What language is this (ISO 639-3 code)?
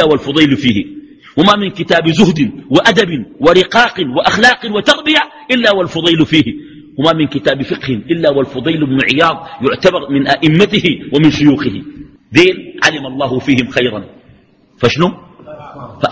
ara